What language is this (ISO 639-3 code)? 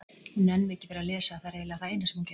isl